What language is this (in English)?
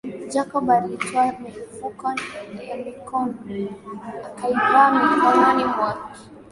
Swahili